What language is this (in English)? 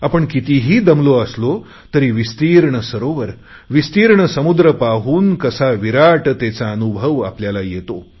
Marathi